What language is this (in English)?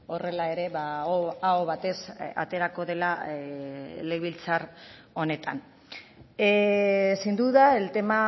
Basque